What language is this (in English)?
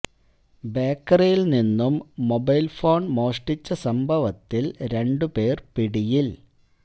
Malayalam